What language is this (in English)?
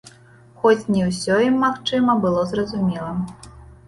Belarusian